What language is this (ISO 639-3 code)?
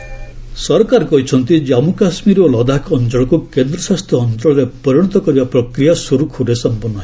ori